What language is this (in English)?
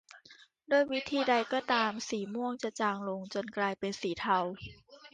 Thai